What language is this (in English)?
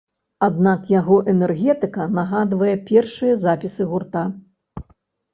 Belarusian